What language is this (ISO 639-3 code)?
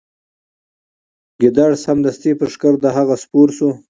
pus